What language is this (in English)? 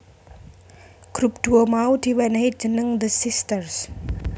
Javanese